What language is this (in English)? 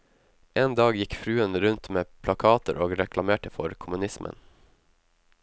Norwegian